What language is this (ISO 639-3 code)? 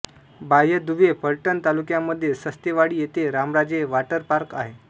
mar